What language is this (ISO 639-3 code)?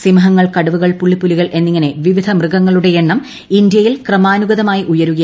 mal